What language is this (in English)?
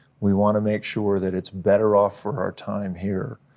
English